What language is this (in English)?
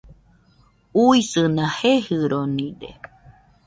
Nüpode Huitoto